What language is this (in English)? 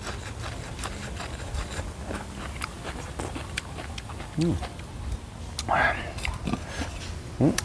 Vietnamese